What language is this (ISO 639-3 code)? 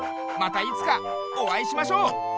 jpn